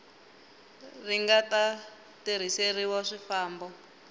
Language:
Tsonga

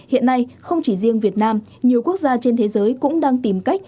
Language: Vietnamese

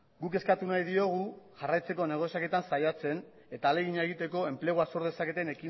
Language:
Basque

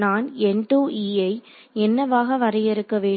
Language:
Tamil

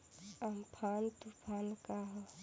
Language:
Bhojpuri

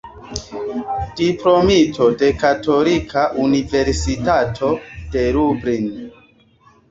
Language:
Esperanto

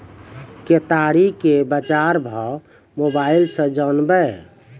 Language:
Maithili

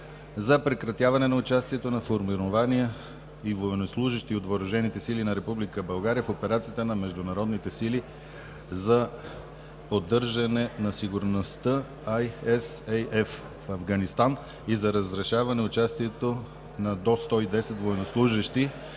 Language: Bulgarian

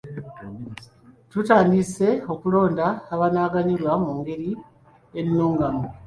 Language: Ganda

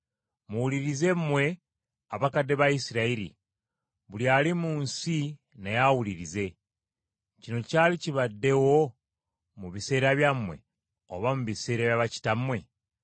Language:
Ganda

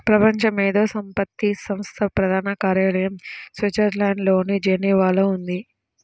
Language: Telugu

